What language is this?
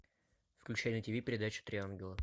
Russian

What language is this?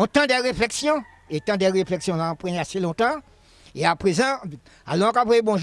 French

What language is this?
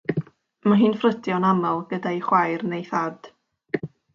Welsh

